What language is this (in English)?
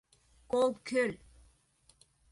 Bashkir